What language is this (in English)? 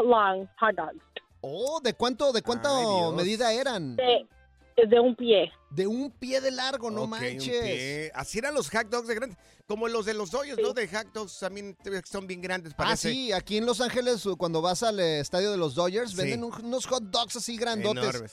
Spanish